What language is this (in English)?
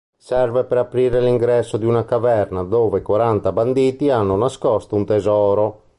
Italian